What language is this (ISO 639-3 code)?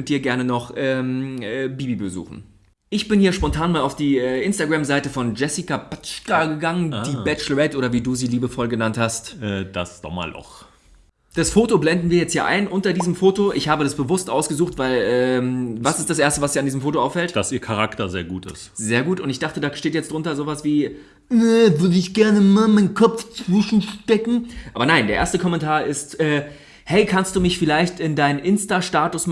deu